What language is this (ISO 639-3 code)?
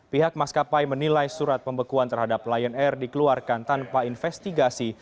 ind